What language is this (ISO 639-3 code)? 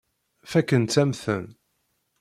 kab